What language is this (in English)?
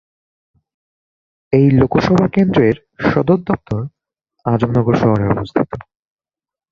Bangla